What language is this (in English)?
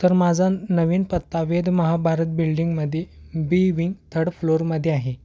Marathi